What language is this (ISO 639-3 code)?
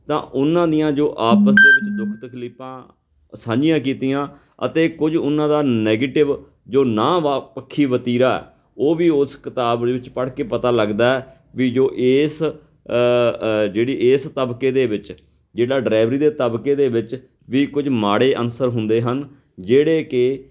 pan